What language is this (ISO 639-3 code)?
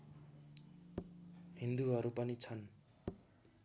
nep